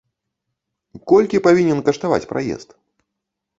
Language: Belarusian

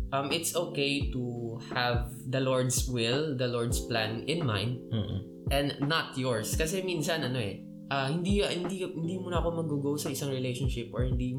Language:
Filipino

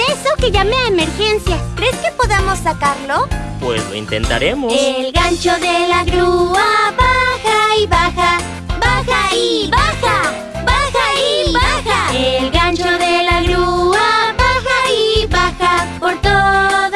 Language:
Spanish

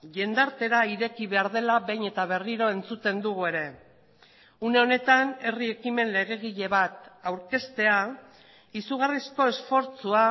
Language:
Basque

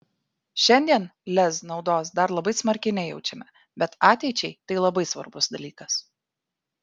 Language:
Lithuanian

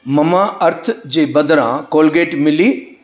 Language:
Sindhi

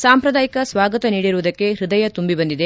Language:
Kannada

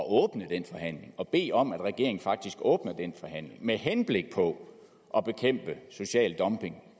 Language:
Danish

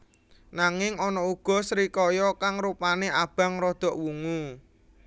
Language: Javanese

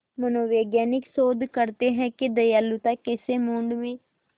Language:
Hindi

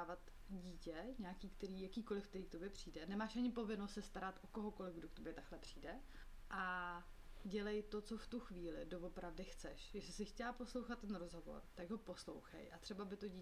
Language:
Czech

